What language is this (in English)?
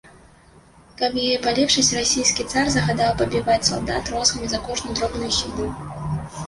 Belarusian